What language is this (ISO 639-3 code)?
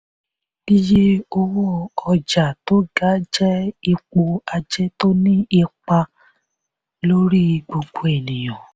yor